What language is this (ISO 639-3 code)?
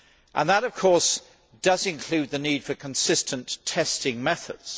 eng